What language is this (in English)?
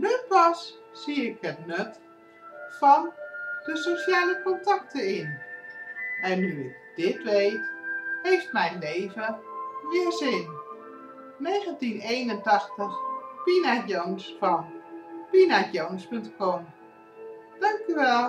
Dutch